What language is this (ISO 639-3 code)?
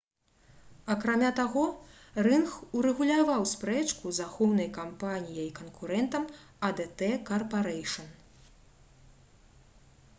bel